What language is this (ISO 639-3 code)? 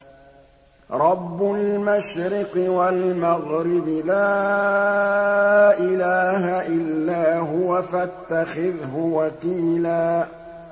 ara